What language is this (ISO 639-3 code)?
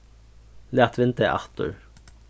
fao